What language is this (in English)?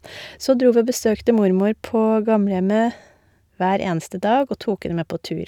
Norwegian